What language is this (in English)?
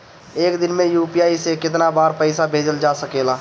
Bhojpuri